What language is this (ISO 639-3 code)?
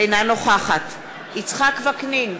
heb